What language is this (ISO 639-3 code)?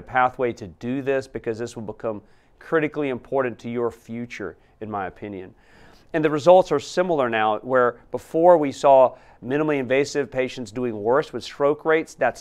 eng